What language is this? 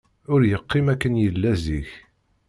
Kabyle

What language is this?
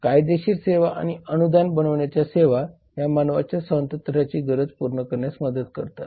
Marathi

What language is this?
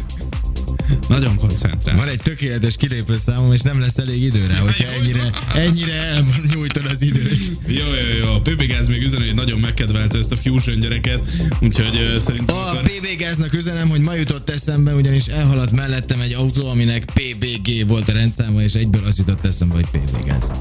Hungarian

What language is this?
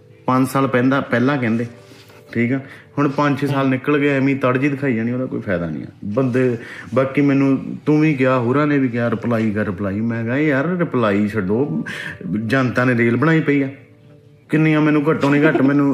Punjabi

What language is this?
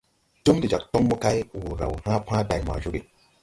Tupuri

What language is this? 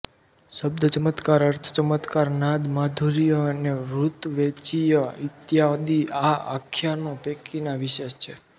Gujarati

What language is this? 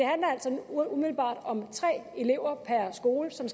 Danish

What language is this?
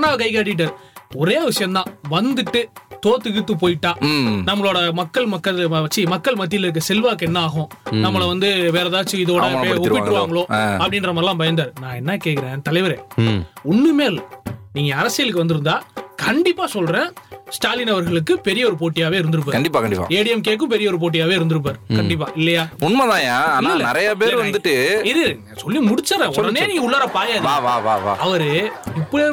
Tamil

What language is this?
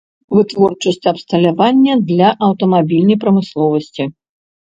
Belarusian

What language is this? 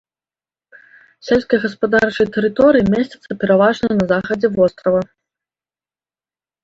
Belarusian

